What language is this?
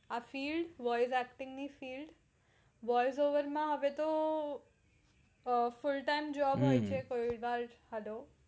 Gujarati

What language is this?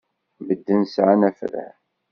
Kabyle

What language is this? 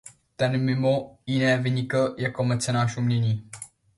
Czech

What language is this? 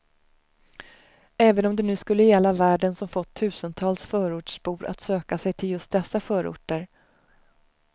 Swedish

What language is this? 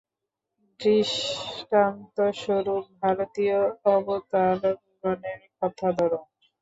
Bangla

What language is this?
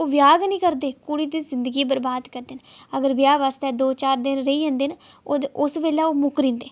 Dogri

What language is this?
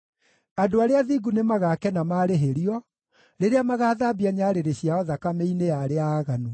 Kikuyu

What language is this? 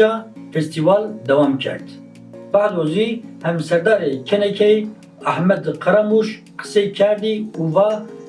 Turkish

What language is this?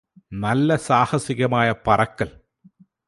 Malayalam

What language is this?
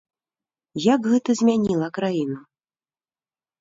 Belarusian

